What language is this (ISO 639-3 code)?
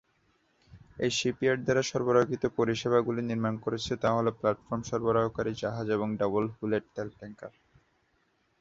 ben